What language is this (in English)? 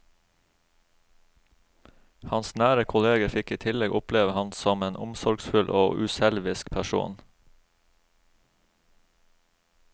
Norwegian